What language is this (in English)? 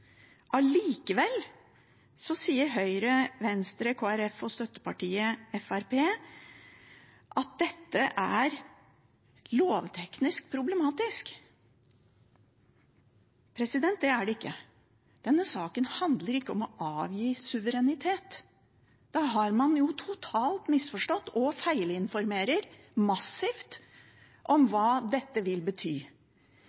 Norwegian Bokmål